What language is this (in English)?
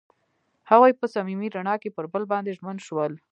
Pashto